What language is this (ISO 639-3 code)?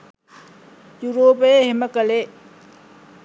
sin